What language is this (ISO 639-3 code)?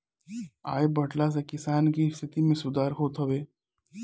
bho